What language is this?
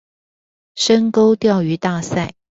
Chinese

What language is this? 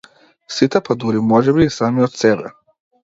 Macedonian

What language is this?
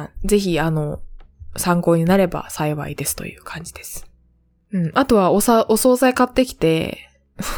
Japanese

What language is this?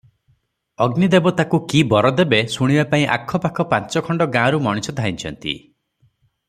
Odia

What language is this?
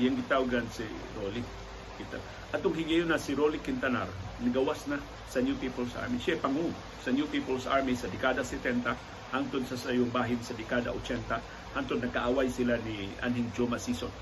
Filipino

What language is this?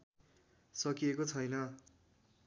Nepali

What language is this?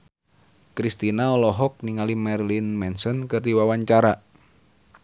Sundanese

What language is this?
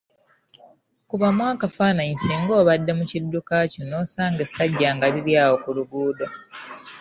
Ganda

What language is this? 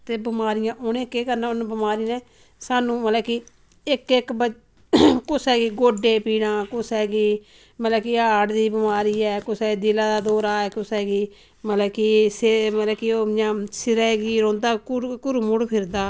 Dogri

